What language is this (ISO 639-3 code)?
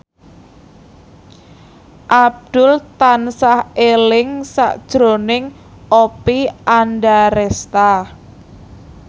jav